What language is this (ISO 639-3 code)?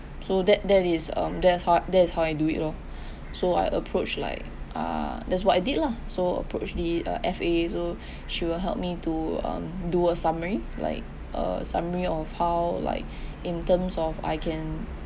eng